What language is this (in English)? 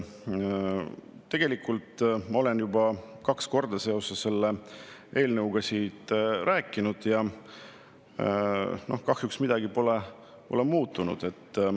Estonian